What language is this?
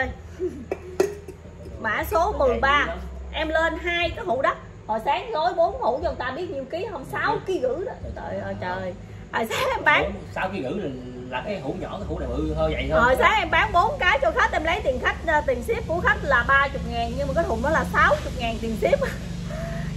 Vietnamese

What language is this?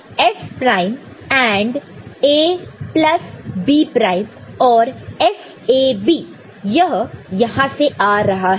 Hindi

